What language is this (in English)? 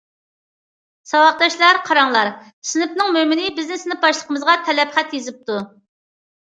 Uyghur